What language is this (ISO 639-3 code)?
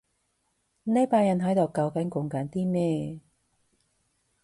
yue